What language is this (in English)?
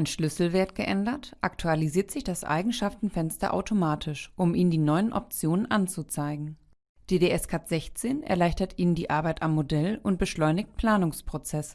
German